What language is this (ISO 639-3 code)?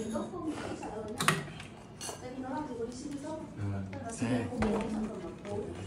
vie